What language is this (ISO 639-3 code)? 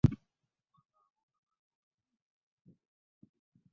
lug